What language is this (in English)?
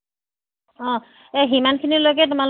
Assamese